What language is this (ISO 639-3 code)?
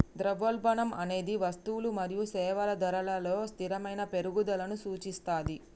tel